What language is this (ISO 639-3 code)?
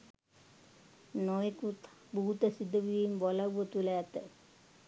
sin